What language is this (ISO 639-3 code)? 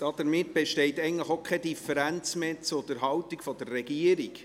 gsw